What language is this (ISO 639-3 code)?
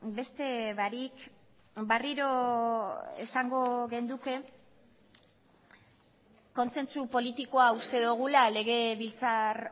eus